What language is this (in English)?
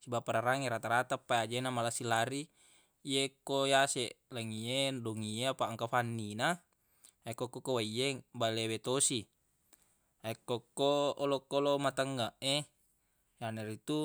Buginese